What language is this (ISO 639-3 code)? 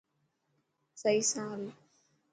mki